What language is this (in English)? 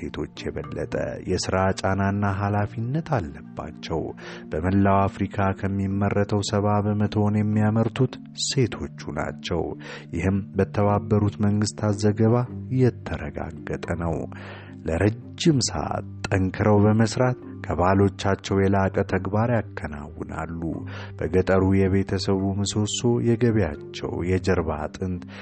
Amharic